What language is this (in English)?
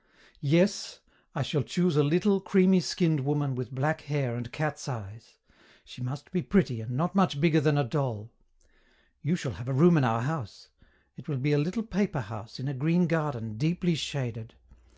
English